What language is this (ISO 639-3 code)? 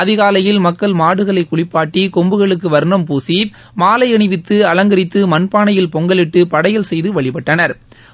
tam